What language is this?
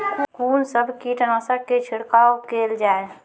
Maithili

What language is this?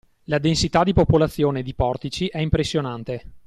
Italian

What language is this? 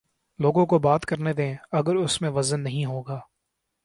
Urdu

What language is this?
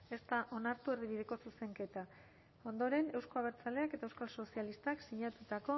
Basque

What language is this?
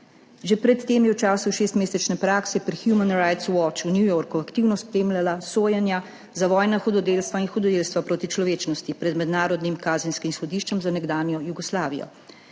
Slovenian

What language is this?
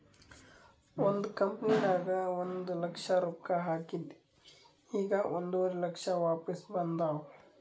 Kannada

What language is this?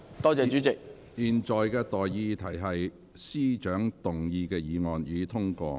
Cantonese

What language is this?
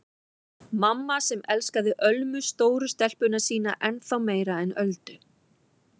Icelandic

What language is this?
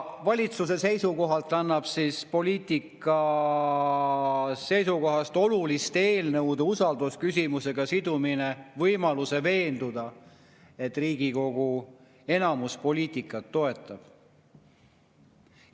Estonian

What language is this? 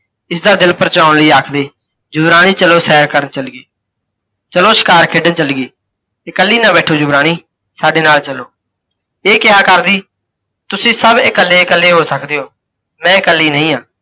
Punjabi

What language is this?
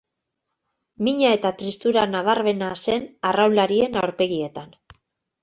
Basque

